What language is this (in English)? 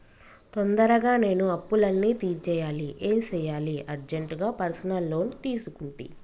Telugu